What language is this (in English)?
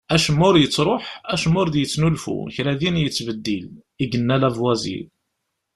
Kabyle